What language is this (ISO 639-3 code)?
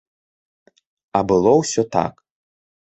bel